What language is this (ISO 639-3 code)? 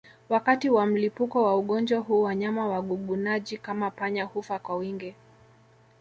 swa